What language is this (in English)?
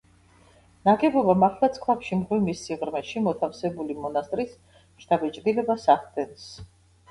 Georgian